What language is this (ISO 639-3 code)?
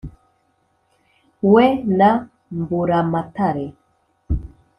kin